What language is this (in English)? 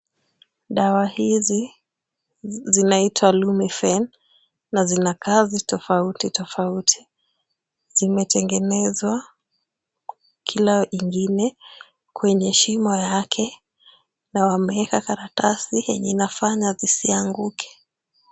Swahili